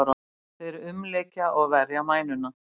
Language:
Icelandic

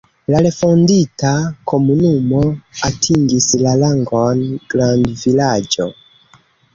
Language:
Esperanto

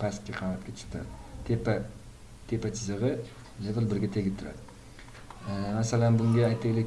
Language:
Turkish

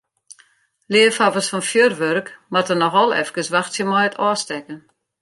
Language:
Western Frisian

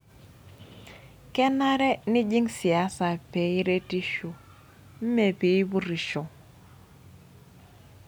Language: Masai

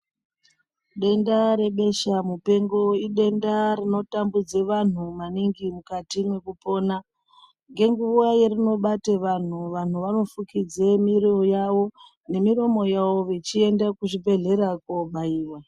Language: Ndau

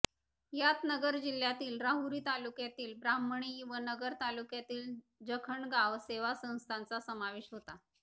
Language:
Marathi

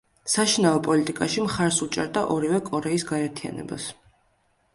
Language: Georgian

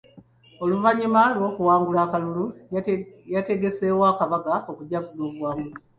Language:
Ganda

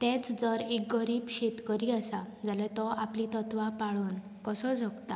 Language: Konkani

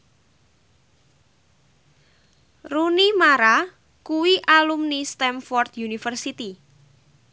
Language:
Javanese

